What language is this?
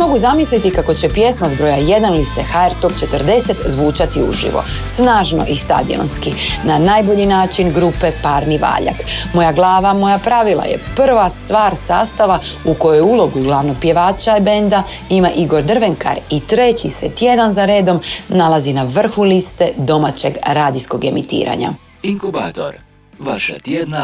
Croatian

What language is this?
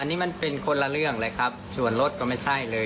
Thai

